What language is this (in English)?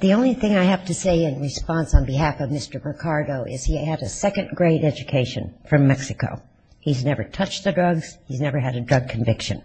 English